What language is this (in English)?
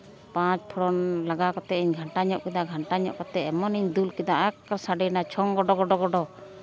Santali